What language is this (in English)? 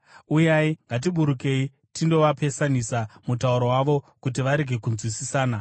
Shona